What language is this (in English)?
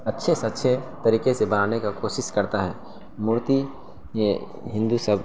Urdu